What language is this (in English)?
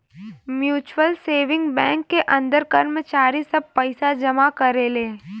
Bhojpuri